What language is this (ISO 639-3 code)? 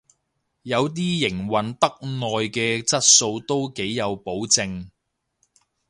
yue